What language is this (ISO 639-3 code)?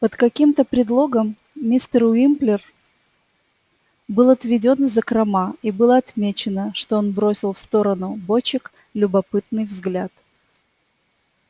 rus